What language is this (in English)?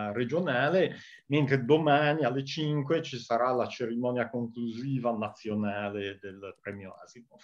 Italian